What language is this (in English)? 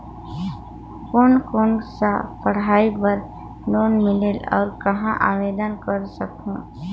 Chhattisgarhi